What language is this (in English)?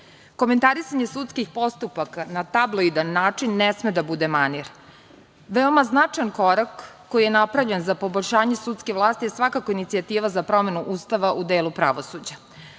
Serbian